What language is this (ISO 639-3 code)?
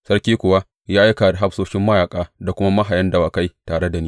hau